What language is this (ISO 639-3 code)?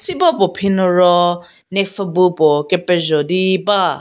njm